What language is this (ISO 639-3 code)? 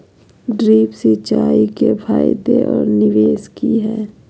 mag